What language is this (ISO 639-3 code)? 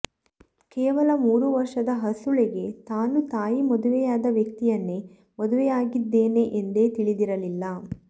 kan